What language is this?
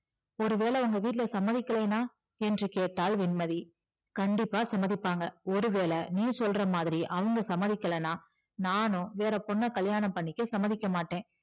Tamil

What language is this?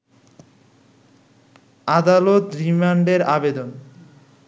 Bangla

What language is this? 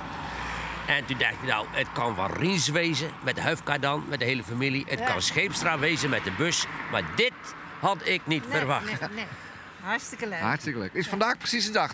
Dutch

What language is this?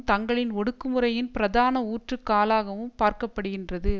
Tamil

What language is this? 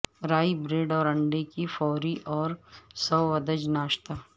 Urdu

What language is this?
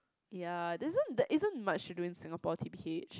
English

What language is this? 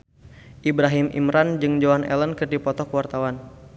Sundanese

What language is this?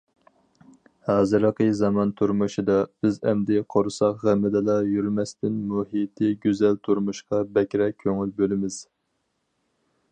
Uyghur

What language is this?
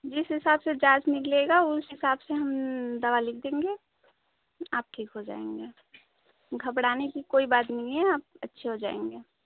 Hindi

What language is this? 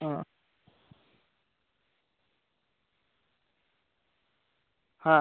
Bangla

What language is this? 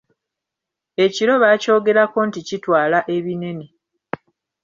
Ganda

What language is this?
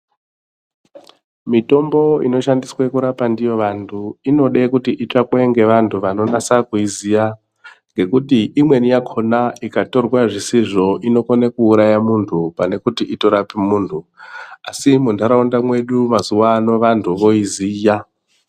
Ndau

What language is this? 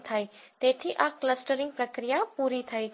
Gujarati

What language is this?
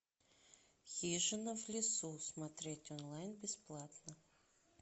Russian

